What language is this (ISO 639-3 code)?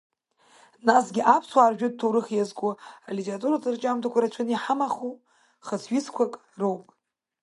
abk